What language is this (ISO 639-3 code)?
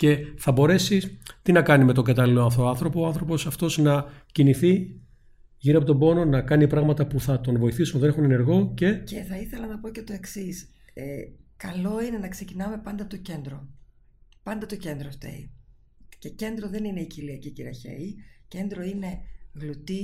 ell